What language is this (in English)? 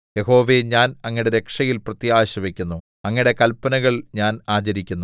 Malayalam